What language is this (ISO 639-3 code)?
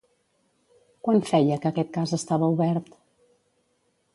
cat